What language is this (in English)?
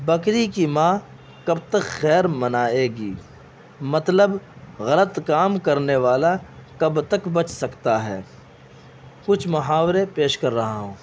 Urdu